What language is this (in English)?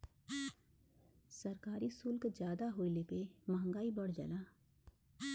Bhojpuri